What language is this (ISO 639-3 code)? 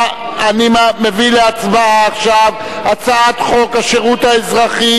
heb